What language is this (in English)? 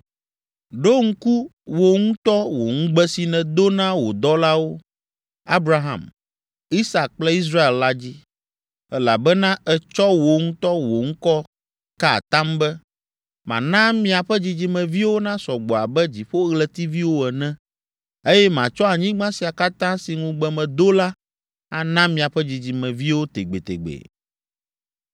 Ewe